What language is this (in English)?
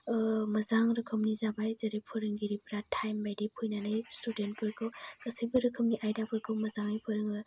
Bodo